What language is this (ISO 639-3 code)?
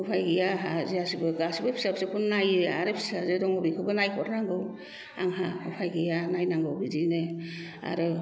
brx